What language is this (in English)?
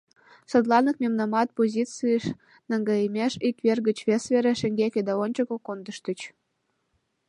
Mari